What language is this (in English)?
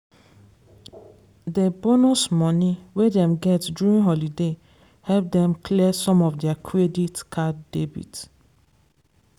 Nigerian Pidgin